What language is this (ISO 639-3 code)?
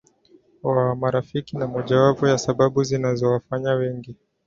swa